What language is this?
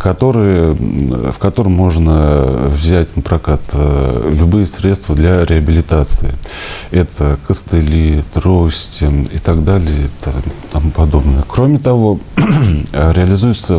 Russian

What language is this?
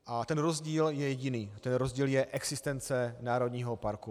Czech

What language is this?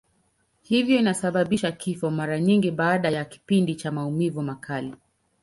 Swahili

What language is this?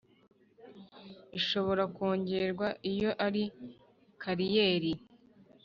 Kinyarwanda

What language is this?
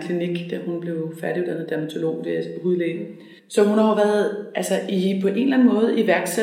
Danish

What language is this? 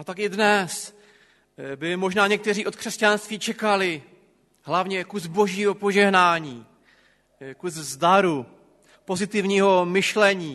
Czech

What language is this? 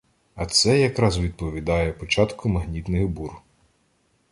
Ukrainian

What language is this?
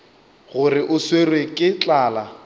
Northern Sotho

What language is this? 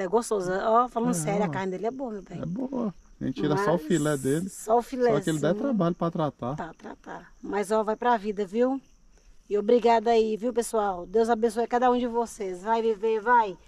Portuguese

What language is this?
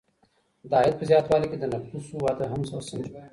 Pashto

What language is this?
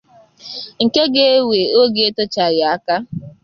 Igbo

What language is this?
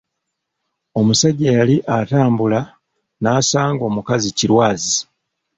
Ganda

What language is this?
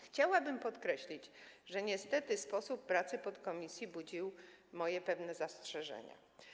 Polish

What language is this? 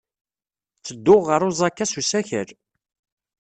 Kabyle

